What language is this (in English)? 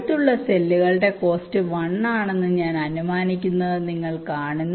Malayalam